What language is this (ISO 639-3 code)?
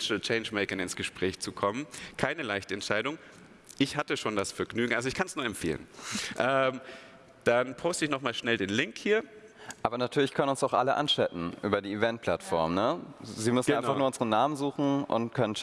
deu